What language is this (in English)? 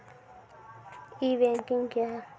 Maithili